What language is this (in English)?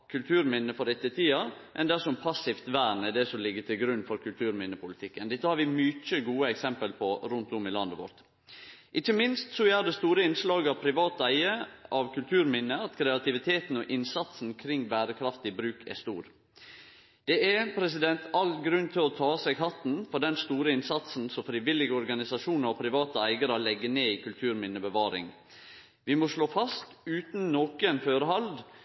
Norwegian Nynorsk